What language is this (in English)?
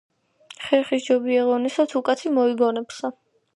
Georgian